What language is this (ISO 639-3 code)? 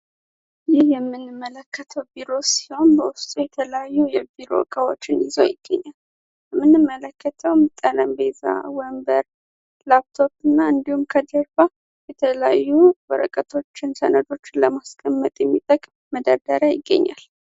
amh